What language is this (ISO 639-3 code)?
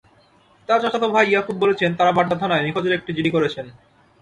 ben